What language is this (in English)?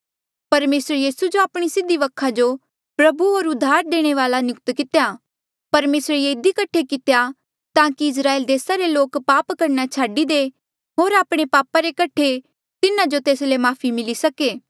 Mandeali